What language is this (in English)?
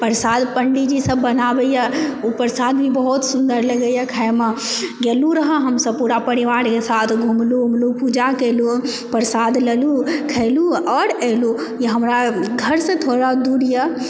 Maithili